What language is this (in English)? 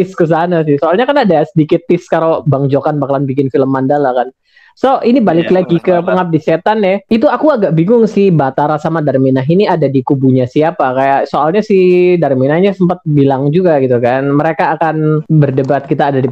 Indonesian